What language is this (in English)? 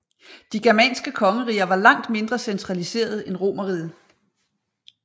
Danish